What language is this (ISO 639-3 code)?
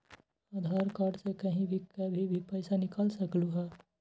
mag